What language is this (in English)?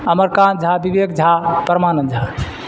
Urdu